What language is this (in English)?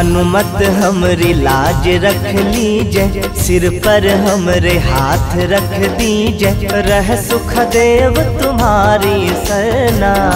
Hindi